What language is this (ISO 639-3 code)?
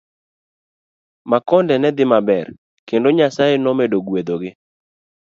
luo